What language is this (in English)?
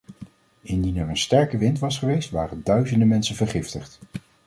Dutch